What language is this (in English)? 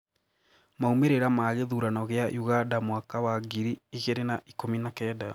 Kikuyu